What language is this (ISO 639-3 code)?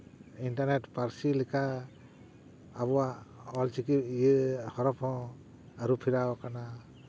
sat